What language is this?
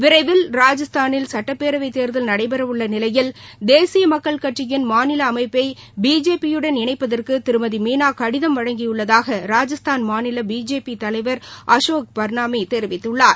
Tamil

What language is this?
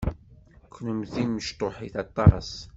Kabyle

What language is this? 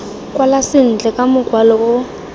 Tswana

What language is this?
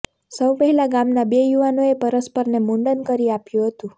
Gujarati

